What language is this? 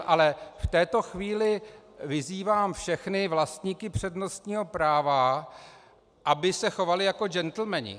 Czech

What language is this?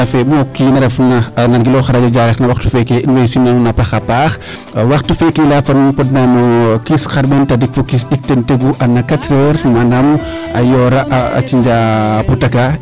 Serer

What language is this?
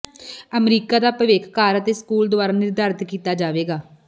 Punjabi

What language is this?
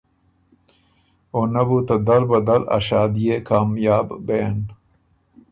Ormuri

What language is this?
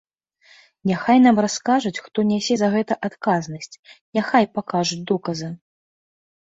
Belarusian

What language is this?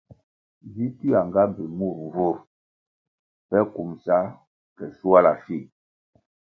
Kwasio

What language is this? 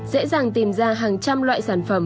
Vietnamese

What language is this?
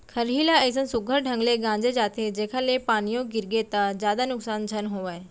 Chhattisgarhi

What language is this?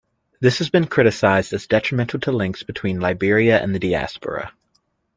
English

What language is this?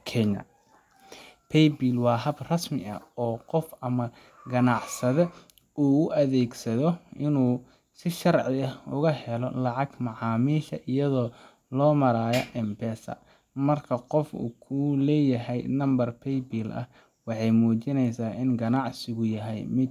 Somali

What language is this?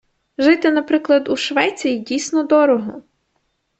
Ukrainian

